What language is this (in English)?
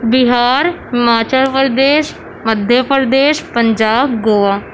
Urdu